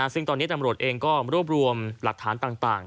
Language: Thai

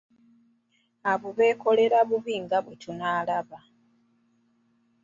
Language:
Ganda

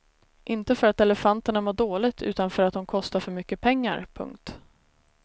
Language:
Swedish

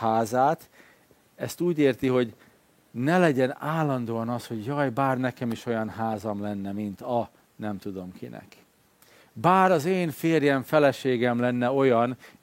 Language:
Hungarian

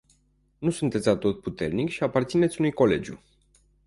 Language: Romanian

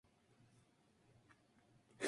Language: Spanish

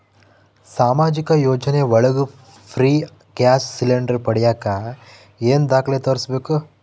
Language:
Kannada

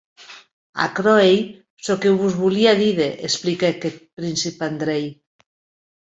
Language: Occitan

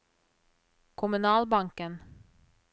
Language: Norwegian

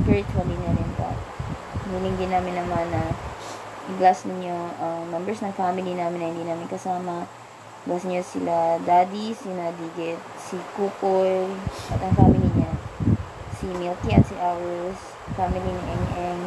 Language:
Filipino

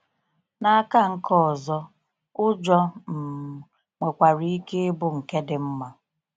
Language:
Igbo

